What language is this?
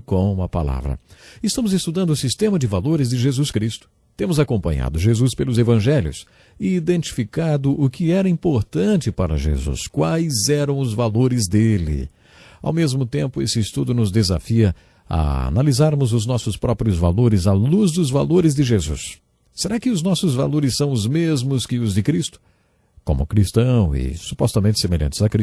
Portuguese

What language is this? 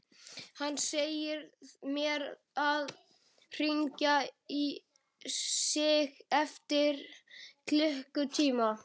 Icelandic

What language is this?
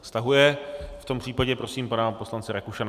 Czech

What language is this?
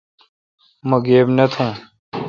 Kalkoti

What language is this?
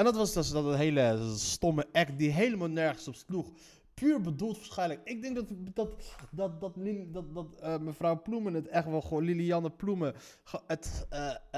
Dutch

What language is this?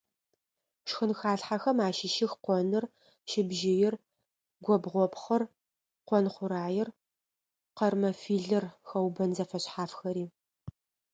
Adyghe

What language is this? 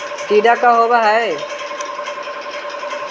Magahi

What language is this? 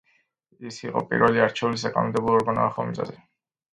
Georgian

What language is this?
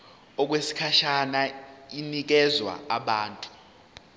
Zulu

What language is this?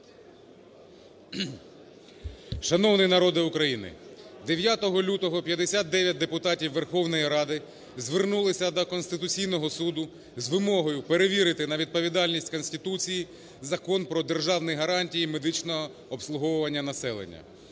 Ukrainian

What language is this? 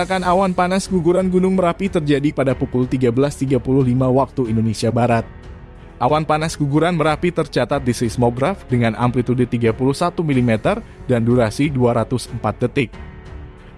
Indonesian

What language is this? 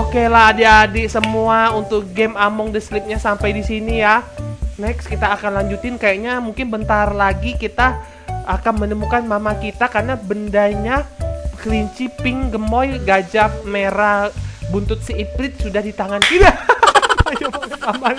Indonesian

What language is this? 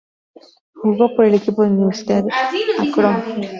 Spanish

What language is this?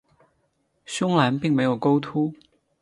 Chinese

